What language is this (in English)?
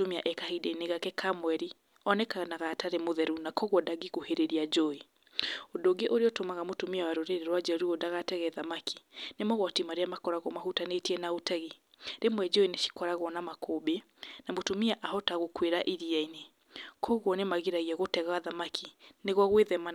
Kikuyu